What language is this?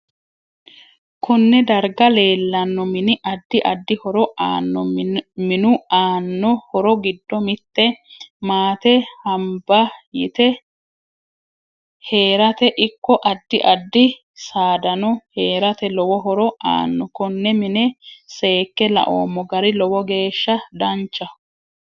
Sidamo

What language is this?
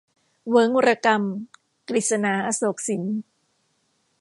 Thai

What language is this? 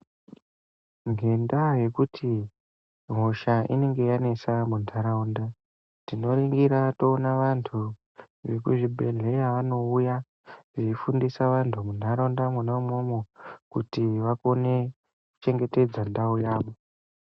Ndau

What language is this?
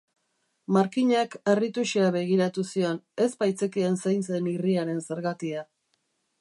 Basque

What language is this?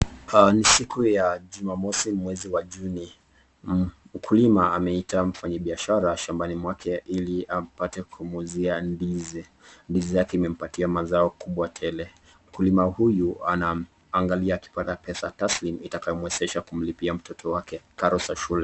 Swahili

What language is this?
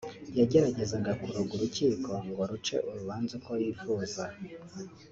Kinyarwanda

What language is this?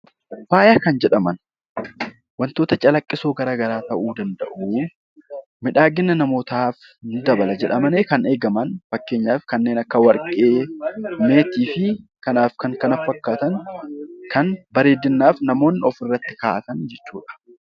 Oromo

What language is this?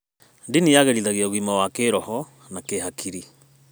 Kikuyu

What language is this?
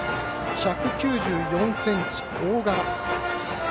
Japanese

